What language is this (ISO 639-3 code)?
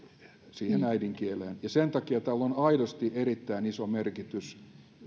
fin